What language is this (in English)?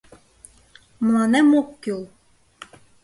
Mari